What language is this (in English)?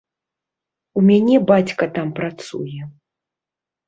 Belarusian